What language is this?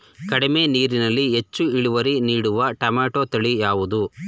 Kannada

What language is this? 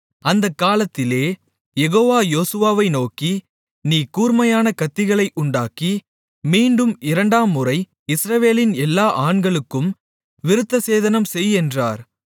Tamil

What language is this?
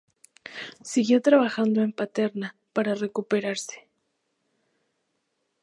Spanish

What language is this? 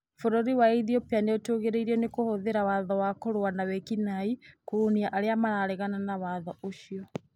Kikuyu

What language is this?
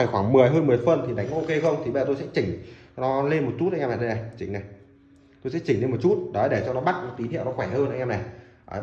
Vietnamese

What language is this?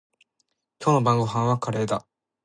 Japanese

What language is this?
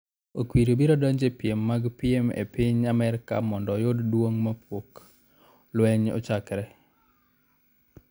Luo (Kenya and Tanzania)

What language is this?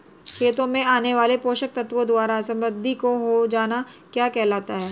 Hindi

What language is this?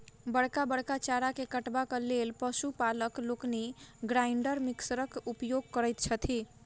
Maithili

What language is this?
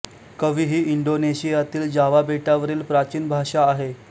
Marathi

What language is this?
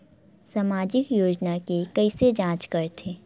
Chhattisgarhi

